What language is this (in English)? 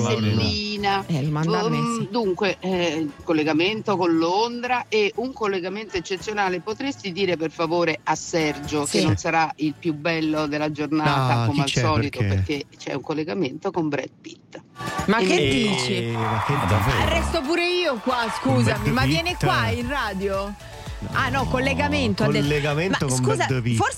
Italian